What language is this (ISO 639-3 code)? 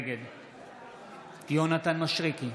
heb